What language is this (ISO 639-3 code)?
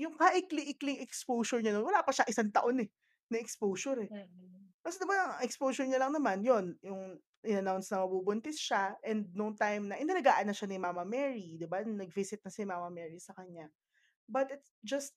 fil